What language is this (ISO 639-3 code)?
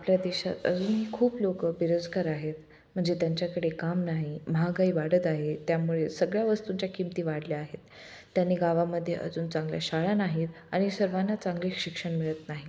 mar